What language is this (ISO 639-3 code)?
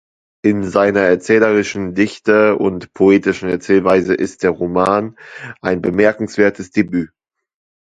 deu